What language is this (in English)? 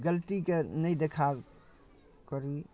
Maithili